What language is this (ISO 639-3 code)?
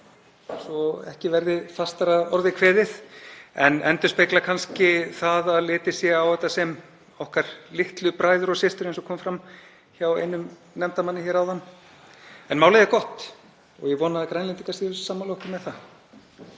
isl